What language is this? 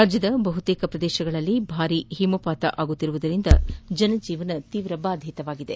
Kannada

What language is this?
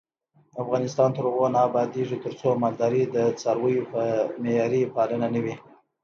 Pashto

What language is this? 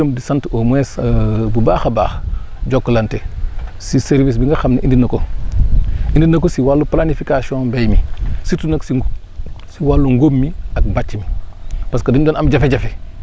Wolof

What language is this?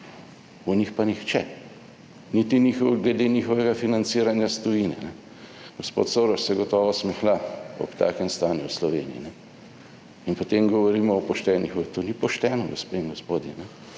Slovenian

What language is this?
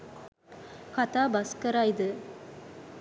Sinhala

